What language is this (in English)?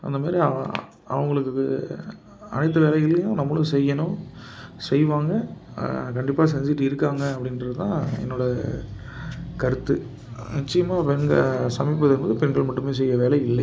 Tamil